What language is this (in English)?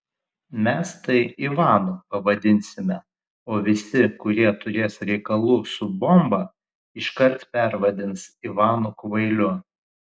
Lithuanian